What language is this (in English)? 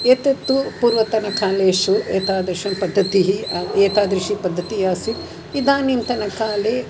Sanskrit